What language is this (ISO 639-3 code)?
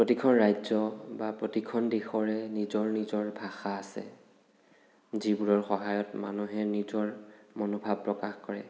asm